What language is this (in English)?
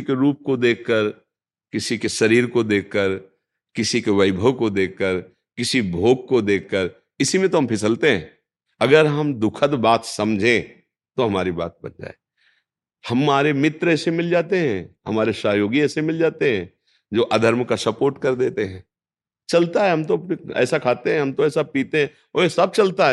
Hindi